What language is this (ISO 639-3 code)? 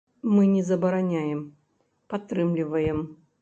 bel